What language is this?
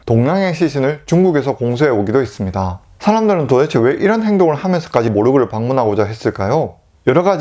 Korean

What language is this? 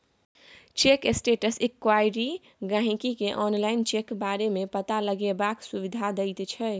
Maithili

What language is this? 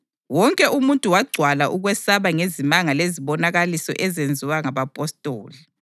North Ndebele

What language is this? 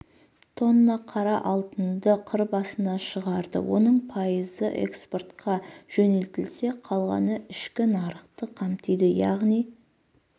Kazakh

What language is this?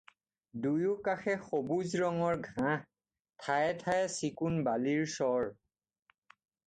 Assamese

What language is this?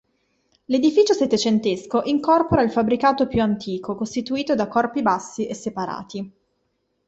Italian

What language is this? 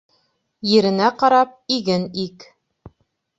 Bashkir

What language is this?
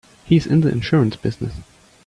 English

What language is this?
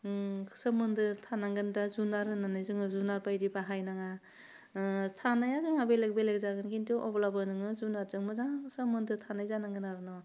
Bodo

